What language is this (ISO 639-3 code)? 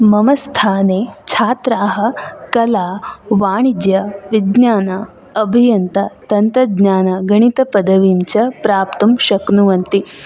san